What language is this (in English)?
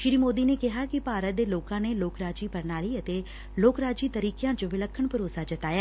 Punjabi